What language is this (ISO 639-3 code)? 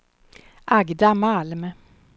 swe